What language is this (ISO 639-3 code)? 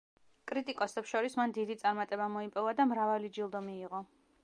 kat